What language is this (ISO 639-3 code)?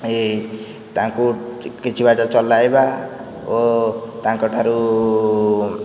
ori